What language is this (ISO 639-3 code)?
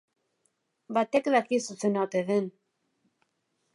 eus